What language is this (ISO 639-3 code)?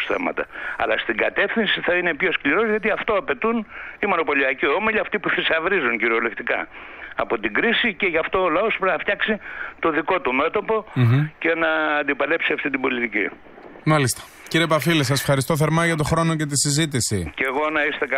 ell